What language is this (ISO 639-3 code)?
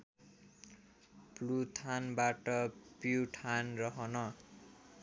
nep